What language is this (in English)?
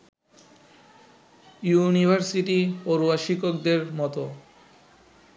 Bangla